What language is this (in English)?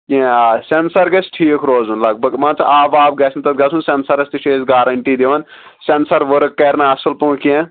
Kashmiri